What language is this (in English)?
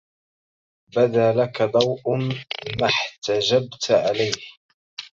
Arabic